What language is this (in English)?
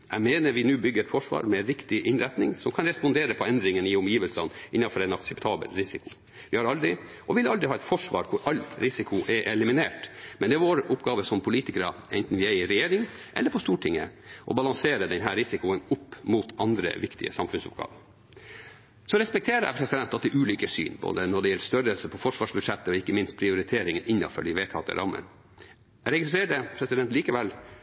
Norwegian Bokmål